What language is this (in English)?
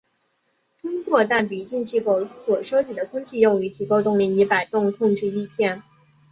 Chinese